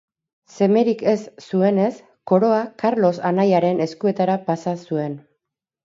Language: Basque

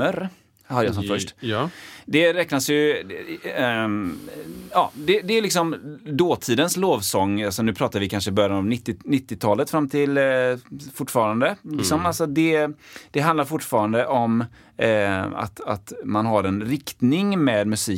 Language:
Swedish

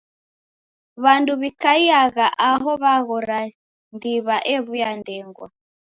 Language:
Taita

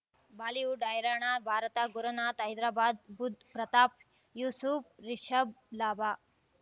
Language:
Kannada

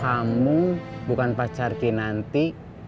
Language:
Indonesian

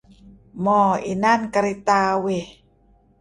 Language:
Kelabit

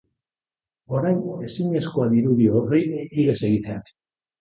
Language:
Basque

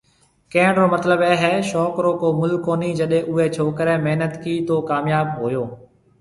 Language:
Marwari (Pakistan)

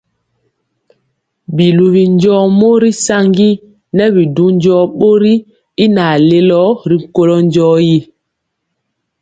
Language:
Mpiemo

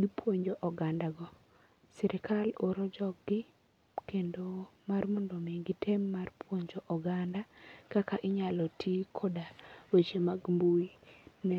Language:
Luo (Kenya and Tanzania)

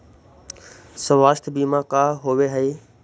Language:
Magahi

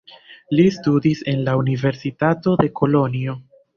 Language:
Esperanto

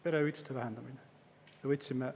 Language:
Estonian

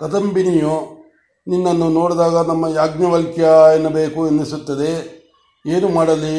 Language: Kannada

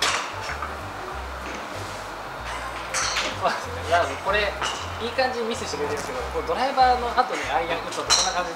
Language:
Japanese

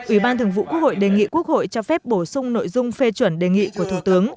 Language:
Vietnamese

